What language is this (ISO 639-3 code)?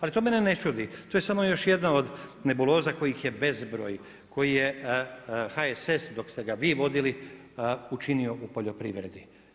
hrv